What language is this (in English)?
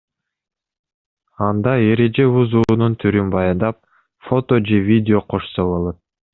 Kyrgyz